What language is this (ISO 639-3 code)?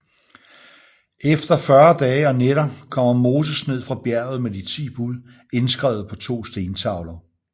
dan